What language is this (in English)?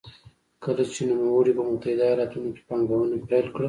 Pashto